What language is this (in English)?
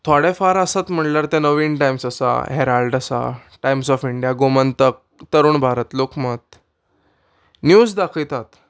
Konkani